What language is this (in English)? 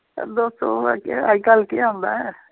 Dogri